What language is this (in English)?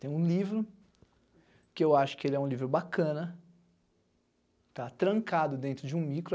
Portuguese